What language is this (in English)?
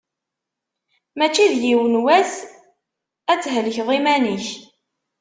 Kabyle